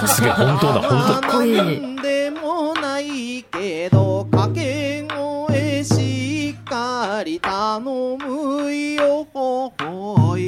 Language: Japanese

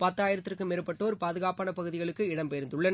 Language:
Tamil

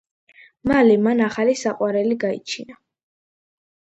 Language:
Georgian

